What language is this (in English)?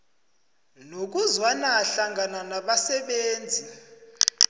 South Ndebele